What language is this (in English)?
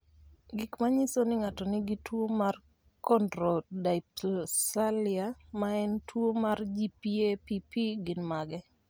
Luo (Kenya and Tanzania)